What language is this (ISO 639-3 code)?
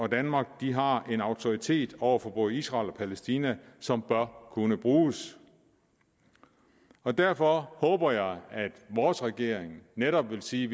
dan